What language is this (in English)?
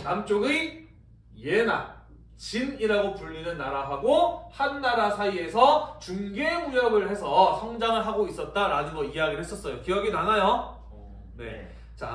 Korean